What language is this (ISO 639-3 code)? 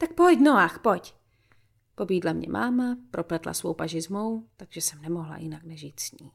ces